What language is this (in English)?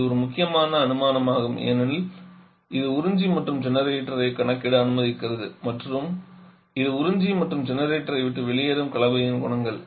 Tamil